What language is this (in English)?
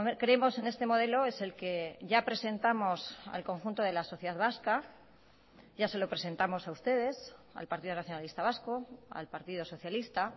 Spanish